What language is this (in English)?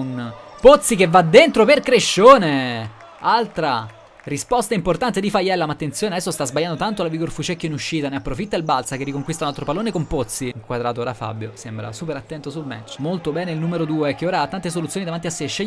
Italian